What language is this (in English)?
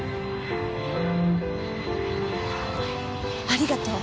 Japanese